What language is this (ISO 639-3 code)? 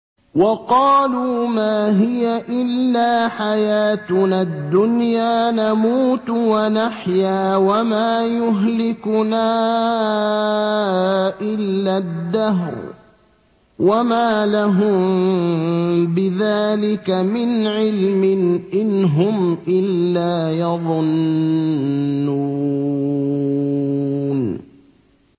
ara